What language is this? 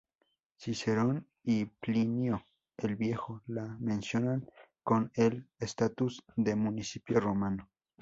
Spanish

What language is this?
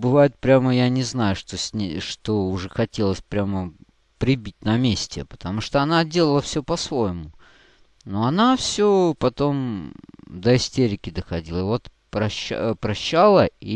Russian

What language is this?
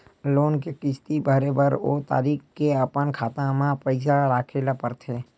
Chhattisgarhi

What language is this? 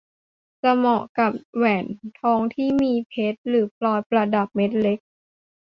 Thai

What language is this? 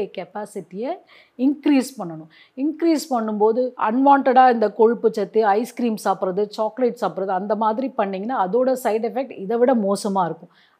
Tamil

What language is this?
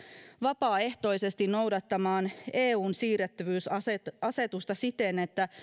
Finnish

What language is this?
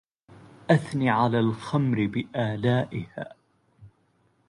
Arabic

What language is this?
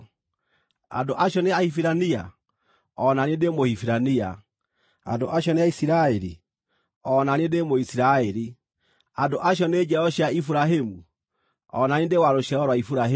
Kikuyu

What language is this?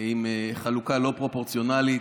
Hebrew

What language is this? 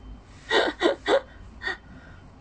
English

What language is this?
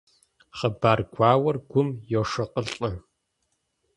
Kabardian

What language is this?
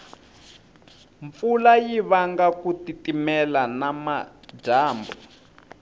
Tsonga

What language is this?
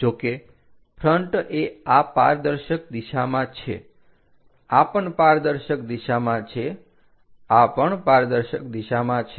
Gujarati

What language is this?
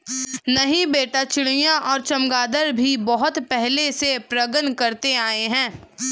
Hindi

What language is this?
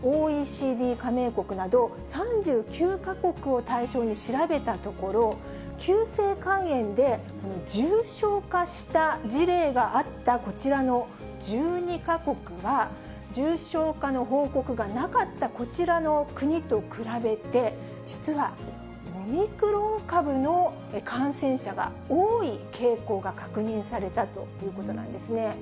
Japanese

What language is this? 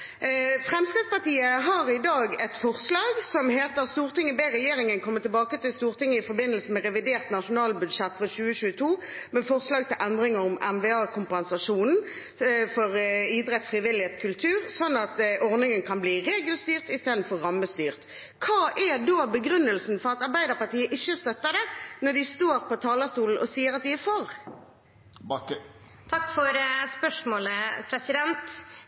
Norwegian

